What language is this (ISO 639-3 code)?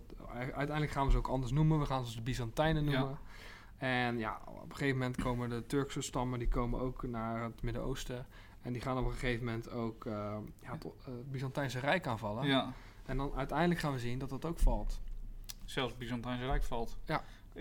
nld